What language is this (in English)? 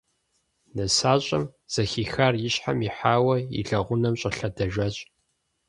Kabardian